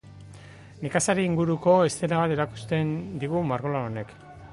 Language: Basque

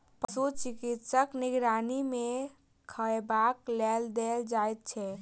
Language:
Maithili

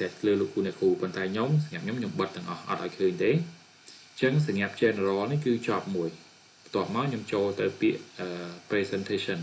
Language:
Thai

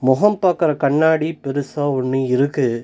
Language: Tamil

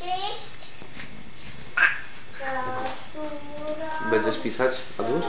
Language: Polish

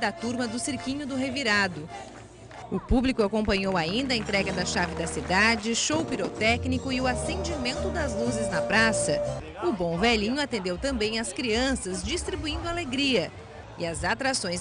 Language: Portuguese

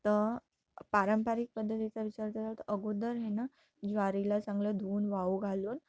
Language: Marathi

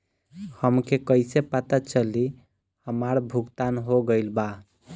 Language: Bhojpuri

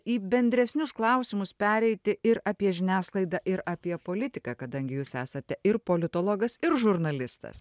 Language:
Lithuanian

